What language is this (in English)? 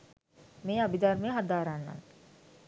Sinhala